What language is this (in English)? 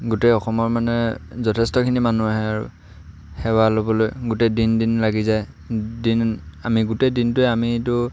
Assamese